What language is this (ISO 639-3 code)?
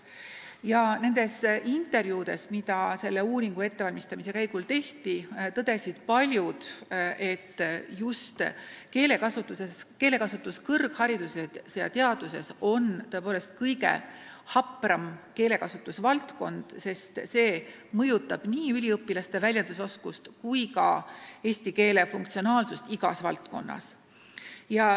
est